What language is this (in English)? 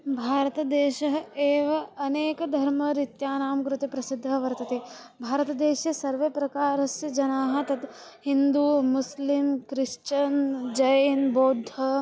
Sanskrit